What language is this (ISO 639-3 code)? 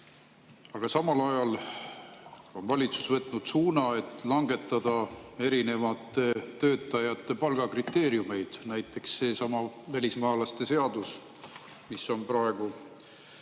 est